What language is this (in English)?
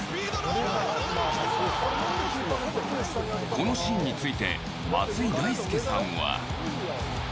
Japanese